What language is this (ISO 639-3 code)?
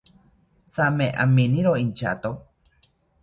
cpy